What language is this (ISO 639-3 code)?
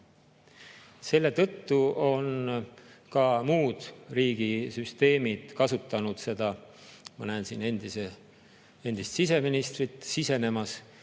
est